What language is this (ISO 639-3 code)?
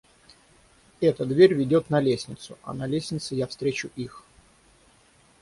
rus